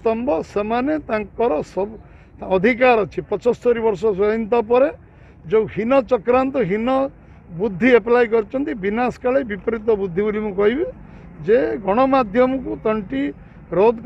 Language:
Turkish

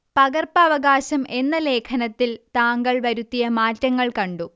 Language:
Malayalam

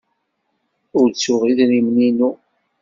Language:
Kabyle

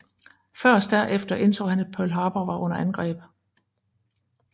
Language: Danish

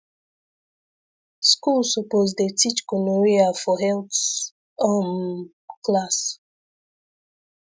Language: Nigerian Pidgin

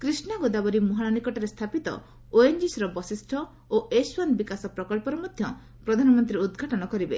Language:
Odia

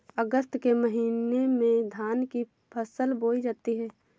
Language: Hindi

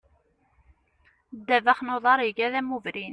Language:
Kabyle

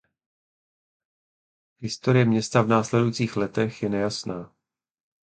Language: Czech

